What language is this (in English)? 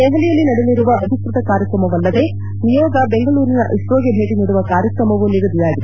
Kannada